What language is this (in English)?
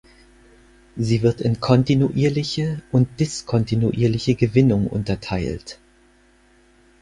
German